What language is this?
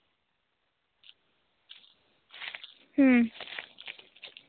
Santali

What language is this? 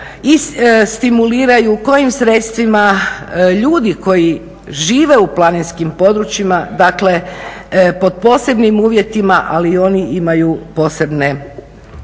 Croatian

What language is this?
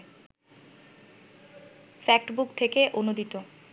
Bangla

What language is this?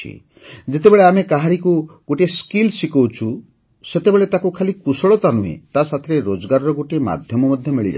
Odia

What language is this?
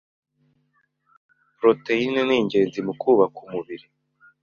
Kinyarwanda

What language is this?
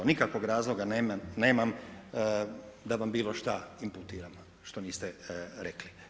Croatian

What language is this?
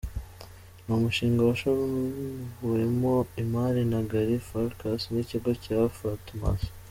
Kinyarwanda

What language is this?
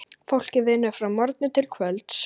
Icelandic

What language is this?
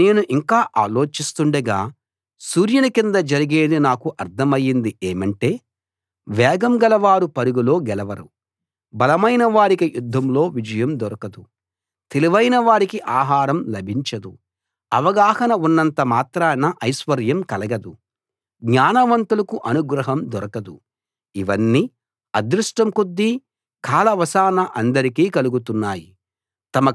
Telugu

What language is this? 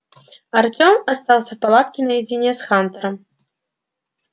Russian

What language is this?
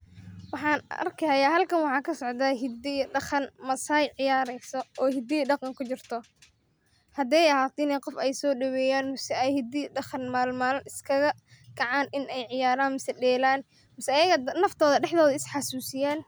Somali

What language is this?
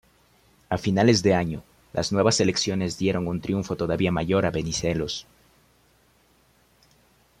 Spanish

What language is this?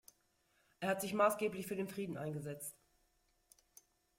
German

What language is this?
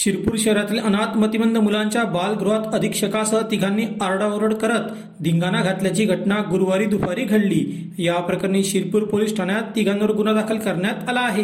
Marathi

